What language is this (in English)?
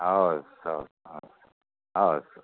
Nepali